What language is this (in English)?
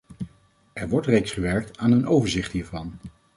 Dutch